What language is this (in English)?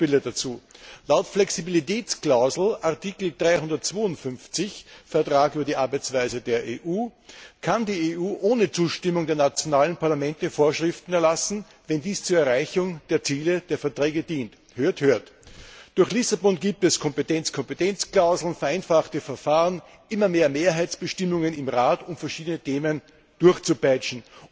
German